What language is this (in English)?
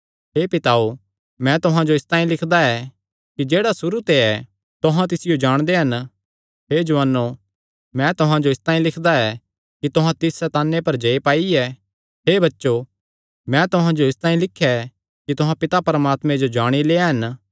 Kangri